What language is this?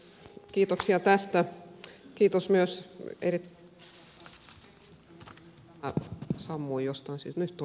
Finnish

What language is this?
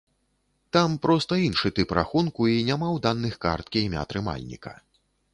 Belarusian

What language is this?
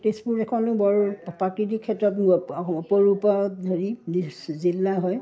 Assamese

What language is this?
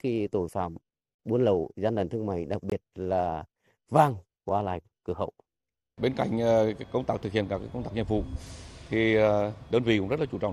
Vietnamese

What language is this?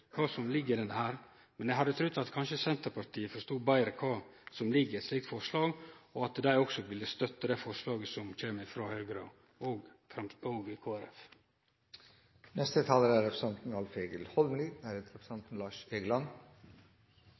Norwegian Nynorsk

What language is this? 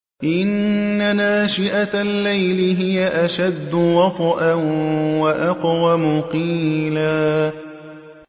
Arabic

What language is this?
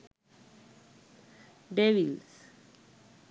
Sinhala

